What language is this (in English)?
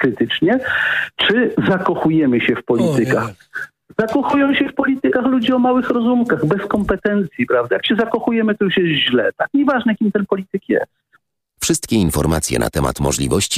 Polish